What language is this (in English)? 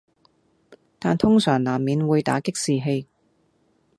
Cantonese